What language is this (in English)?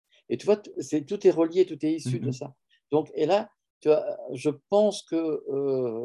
French